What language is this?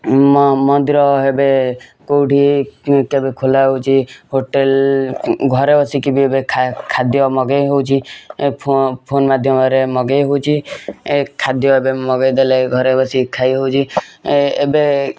Odia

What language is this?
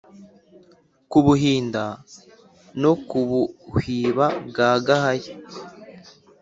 Kinyarwanda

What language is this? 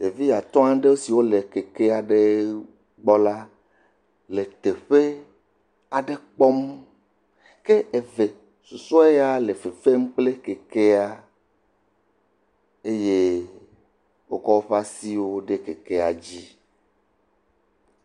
Ewe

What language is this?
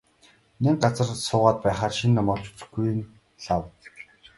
Mongolian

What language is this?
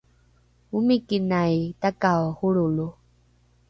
Rukai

